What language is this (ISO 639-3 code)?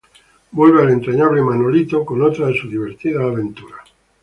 spa